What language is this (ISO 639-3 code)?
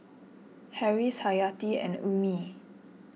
eng